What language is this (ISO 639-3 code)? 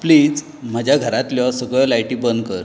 kok